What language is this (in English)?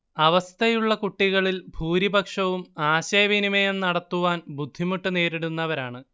Malayalam